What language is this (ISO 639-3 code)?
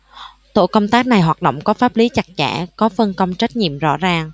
vie